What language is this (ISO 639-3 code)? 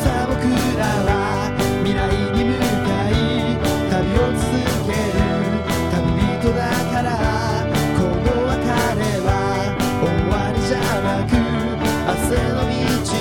jpn